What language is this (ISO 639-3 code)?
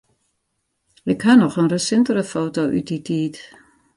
fry